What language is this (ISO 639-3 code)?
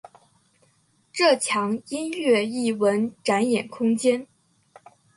zho